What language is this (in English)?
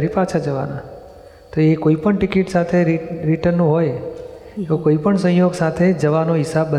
Gujarati